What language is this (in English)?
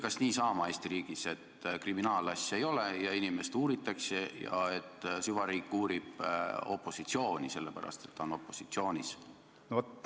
Estonian